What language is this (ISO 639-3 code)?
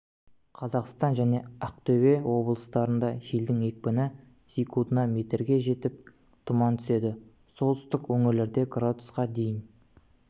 kaz